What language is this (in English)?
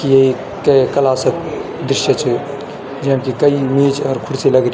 Garhwali